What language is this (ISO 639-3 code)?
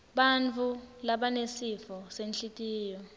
ssw